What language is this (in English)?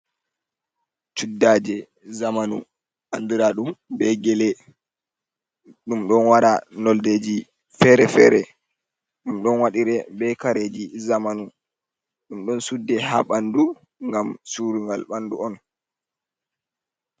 Fula